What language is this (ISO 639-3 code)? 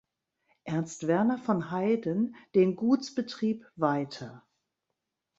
deu